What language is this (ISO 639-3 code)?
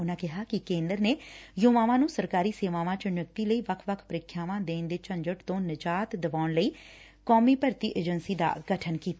pan